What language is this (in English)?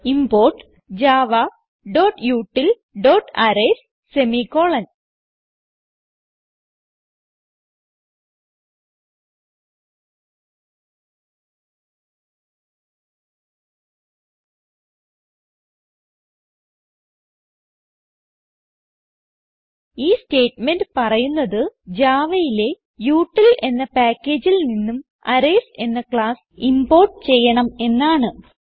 Malayalam